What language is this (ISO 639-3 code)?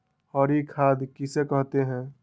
mag